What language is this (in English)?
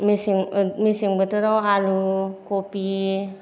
Bodo